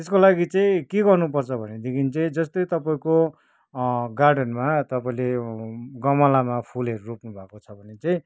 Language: Nepali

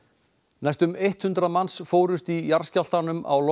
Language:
Icelandic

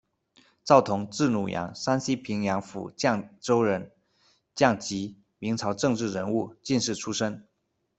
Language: Chinese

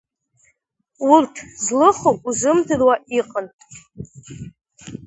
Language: Abkhazian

